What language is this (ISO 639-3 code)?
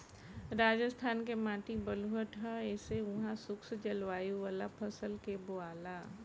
bho